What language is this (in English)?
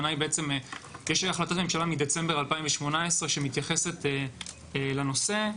Hebrew